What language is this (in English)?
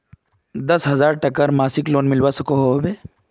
Magahi